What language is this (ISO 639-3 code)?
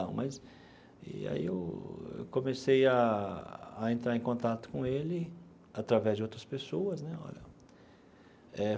por